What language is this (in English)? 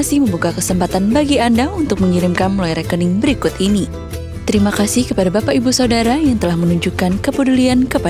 Indonesian